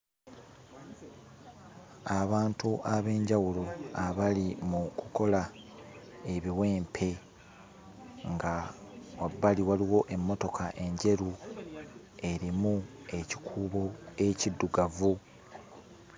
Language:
Ganda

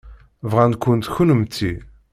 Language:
Kabyle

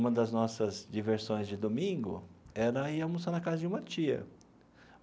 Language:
Portuguese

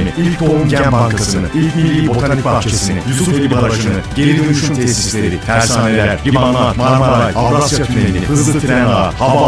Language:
Turkish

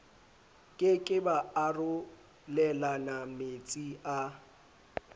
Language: Southern Sotho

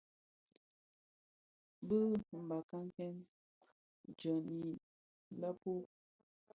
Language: Bafia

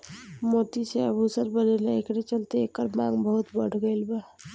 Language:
Bhojpuri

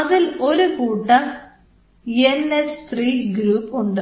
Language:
Malayalam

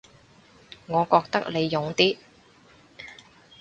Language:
Cantonese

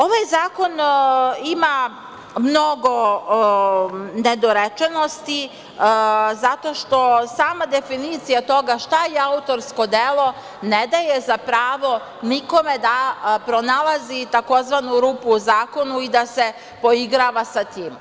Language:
Serbian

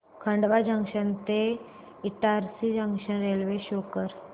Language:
Marathi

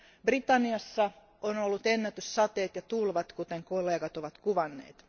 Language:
Finnish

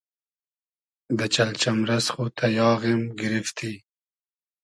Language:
Hazaragi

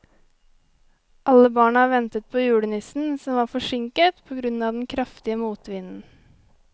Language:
Norwegian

